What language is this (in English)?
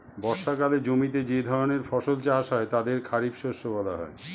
Bangla